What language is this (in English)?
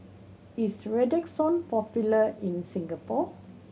English